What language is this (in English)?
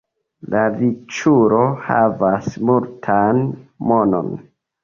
Esperanto